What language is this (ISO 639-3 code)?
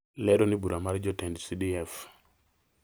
luo